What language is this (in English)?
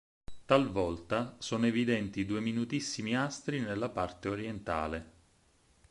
Italian